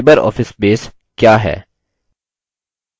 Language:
Hindi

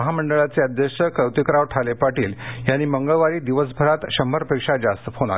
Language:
Marathi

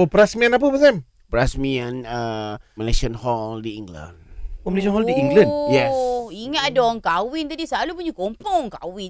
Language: Malay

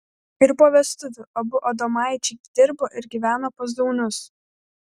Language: Lithuanian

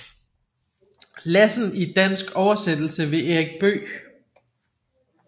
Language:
Danish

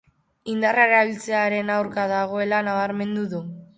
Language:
Basque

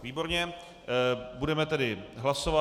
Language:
Czech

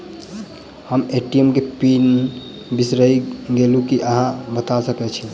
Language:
Maithili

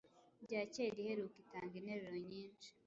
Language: Kinyarwanda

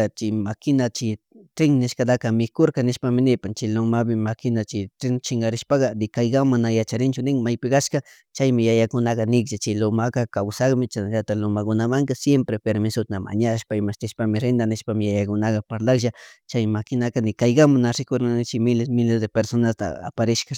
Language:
Chimborazo Highland Quichua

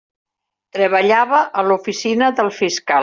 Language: Catalan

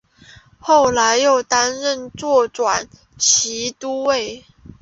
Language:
Chinese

